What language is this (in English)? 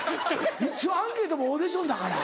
Japanese